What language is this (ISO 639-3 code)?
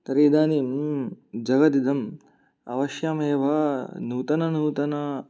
san